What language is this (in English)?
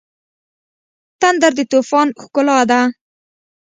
Pashto